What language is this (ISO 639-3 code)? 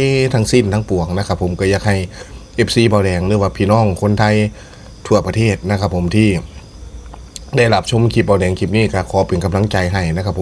tha